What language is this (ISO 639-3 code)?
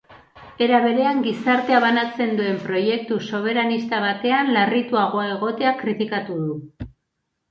eus